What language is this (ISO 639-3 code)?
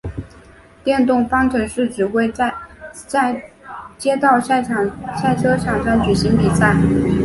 zho